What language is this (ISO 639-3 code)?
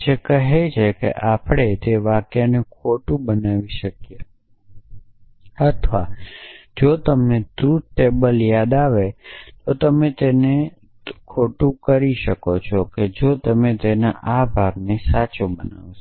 guj